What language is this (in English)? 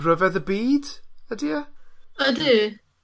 Welsh